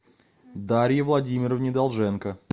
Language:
Russian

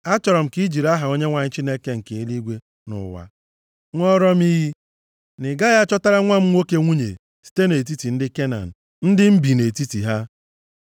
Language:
Igbo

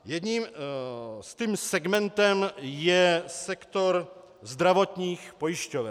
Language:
Czech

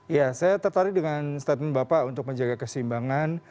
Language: Indonesian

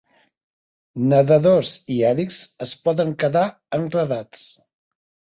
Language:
Catalan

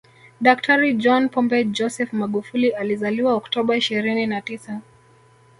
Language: Swahili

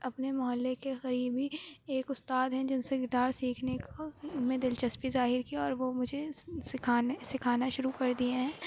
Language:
Urdu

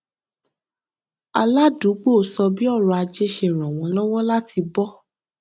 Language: Yoruba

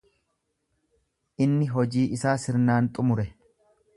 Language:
Oromo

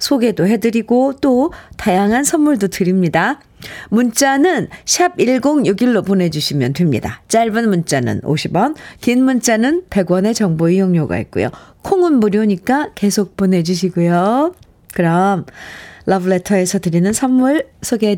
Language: Korean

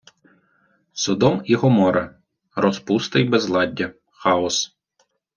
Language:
Ukrainian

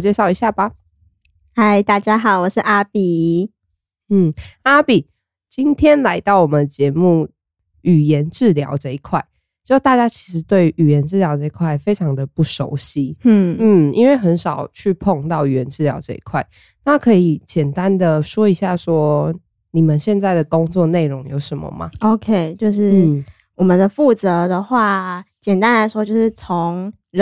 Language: Chinese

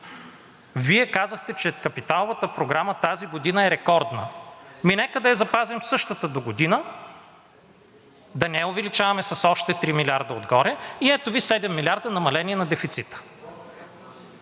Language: Bulgarian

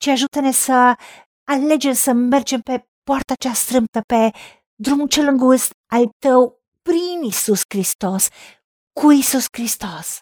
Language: Romanian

